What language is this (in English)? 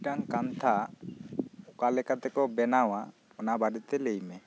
Santali